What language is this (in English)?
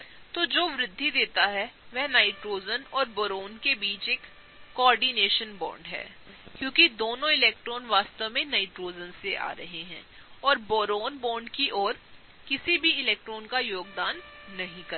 Hindi